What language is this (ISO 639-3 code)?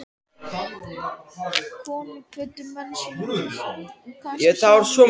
isl